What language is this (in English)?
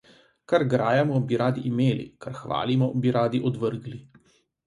Slovenian